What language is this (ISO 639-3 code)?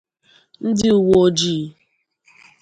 ibo